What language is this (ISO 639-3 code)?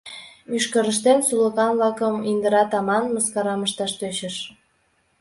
chm